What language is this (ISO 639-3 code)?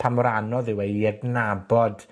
cym